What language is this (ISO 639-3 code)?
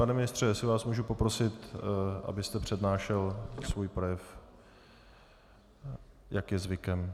ces